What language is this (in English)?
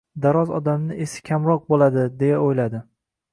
Uzbek